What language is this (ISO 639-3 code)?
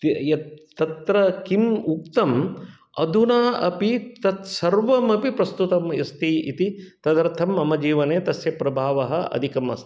san